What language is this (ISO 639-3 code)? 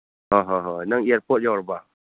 mni